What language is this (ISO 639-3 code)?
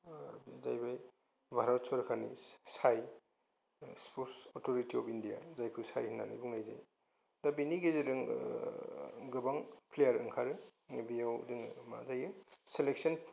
brx